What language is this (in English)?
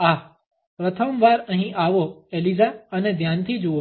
Gujarati